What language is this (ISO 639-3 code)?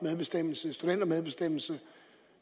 dan